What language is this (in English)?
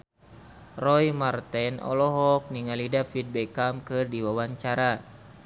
Sundanese